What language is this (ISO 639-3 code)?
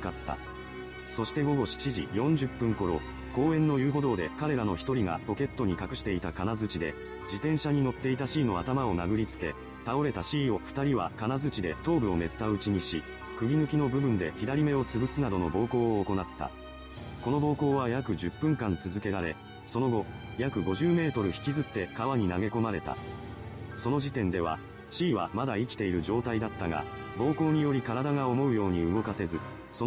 jpn